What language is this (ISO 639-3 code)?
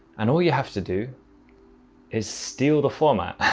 eng